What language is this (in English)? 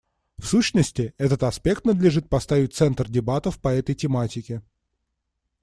Russian